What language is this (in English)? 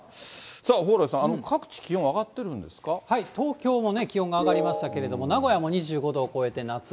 Japanese